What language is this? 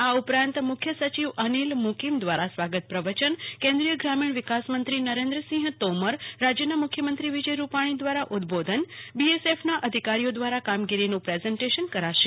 Gujarati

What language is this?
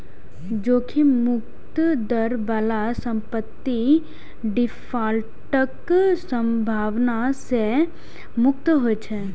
Maithili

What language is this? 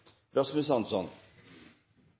Norwegian Bokmål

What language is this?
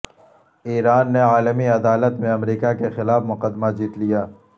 Urdu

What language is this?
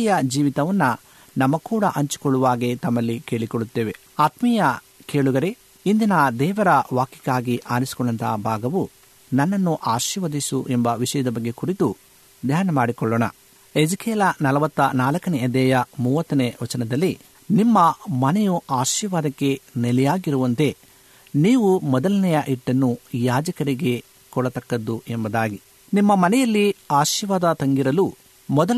Kannada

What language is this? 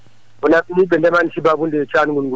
Fula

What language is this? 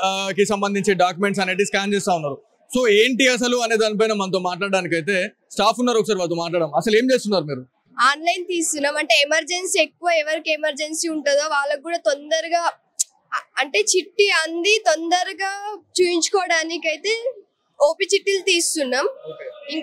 Telugu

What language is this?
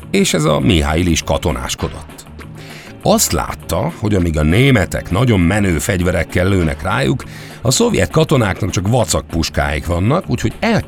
Hungarian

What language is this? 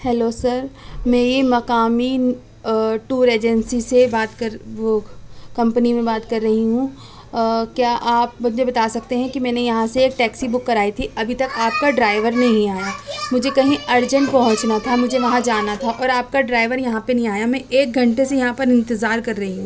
Urdu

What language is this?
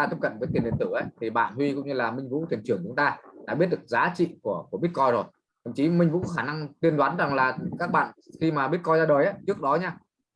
Vietnamese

